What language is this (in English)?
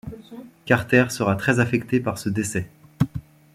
French